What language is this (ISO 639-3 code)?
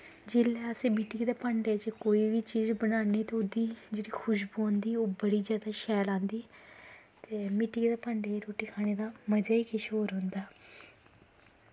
doi